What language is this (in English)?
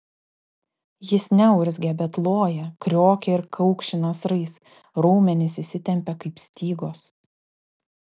Lithuanian